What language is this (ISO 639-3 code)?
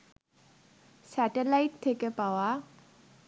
ben